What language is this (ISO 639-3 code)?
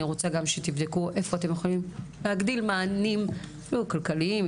heb